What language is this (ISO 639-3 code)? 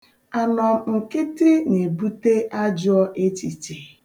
ibo